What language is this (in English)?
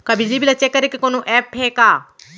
Chhattisgarhi